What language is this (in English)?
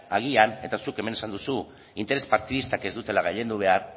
Basque